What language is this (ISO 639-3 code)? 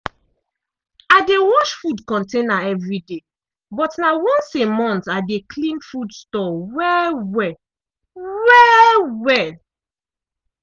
pcm